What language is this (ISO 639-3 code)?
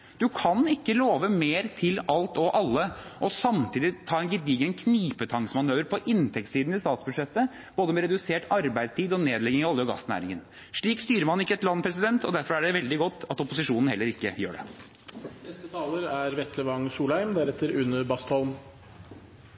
nob